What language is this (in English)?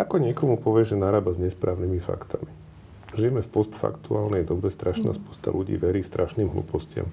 Slovak